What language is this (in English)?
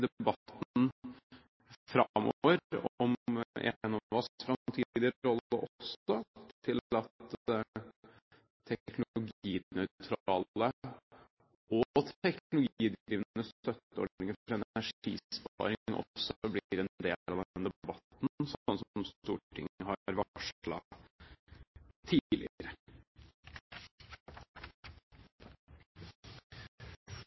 Norwegian